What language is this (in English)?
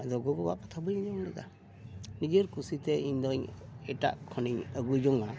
Santali